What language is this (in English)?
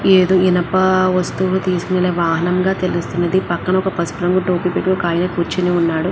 Telugu